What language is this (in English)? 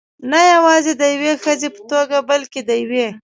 Pashto